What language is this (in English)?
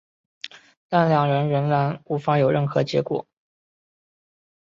Chinese